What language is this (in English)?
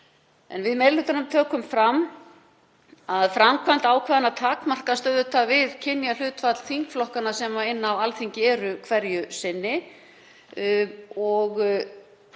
Icelandic